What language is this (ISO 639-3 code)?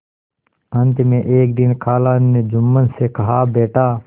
hin